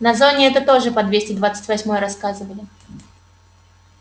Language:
Russian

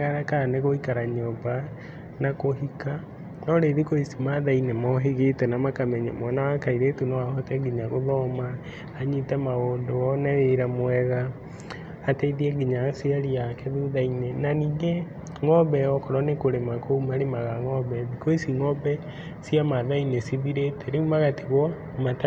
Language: Kikuyu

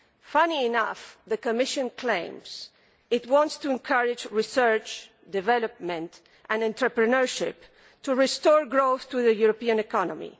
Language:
English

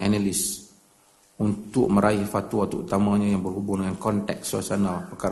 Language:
Malay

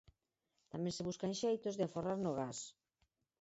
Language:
Galician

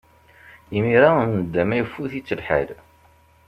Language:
Kabyle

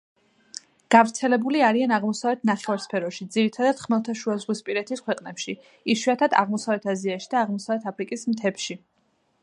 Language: Georgian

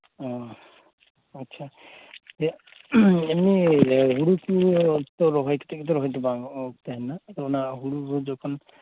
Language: Santali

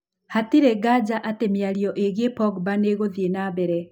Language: Kikuyu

